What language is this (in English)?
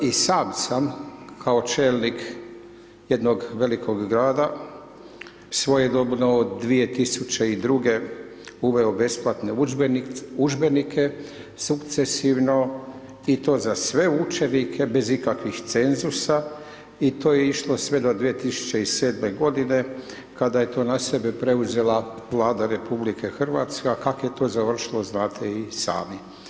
Croatian